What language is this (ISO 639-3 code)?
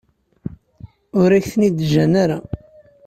kab